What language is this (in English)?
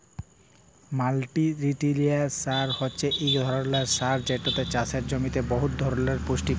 Bangla